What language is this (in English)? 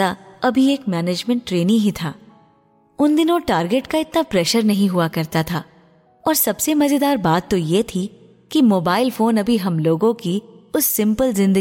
Hindi